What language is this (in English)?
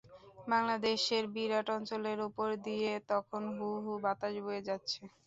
Bangla